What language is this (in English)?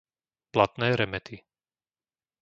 Slovak